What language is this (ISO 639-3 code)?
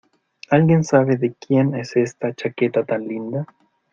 spa